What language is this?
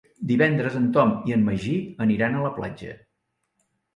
Catalan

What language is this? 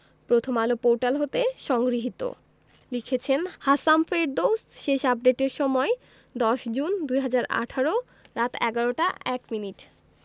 Bangla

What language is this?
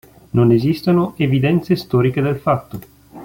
Italian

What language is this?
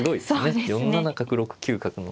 Japanese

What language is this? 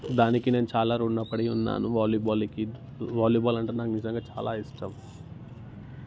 Telugu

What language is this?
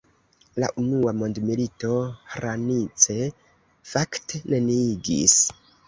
Esperanto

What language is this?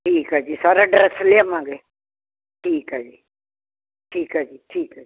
Punjabi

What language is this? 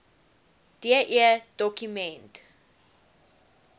Afrikaans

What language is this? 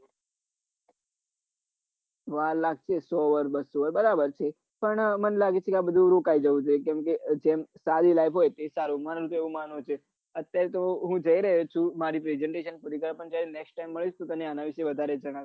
Gujarati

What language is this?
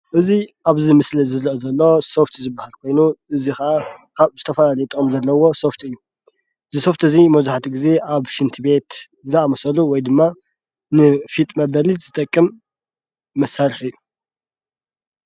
Tigrinya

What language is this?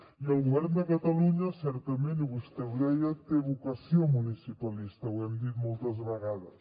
Catalan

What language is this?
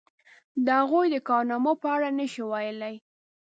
Pashto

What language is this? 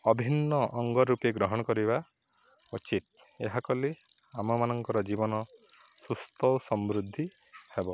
Odia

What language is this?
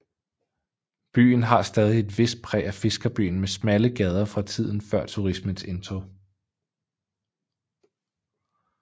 Danish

